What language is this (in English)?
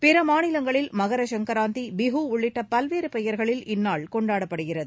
Tamil